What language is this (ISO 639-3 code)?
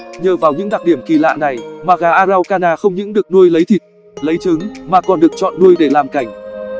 vie